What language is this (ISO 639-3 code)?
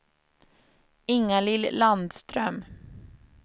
swe